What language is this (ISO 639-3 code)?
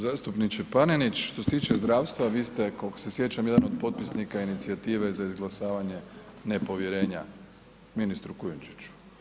hrv